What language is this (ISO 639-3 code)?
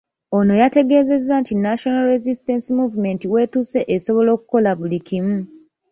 lug